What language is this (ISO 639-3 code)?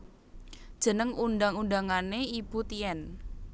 jav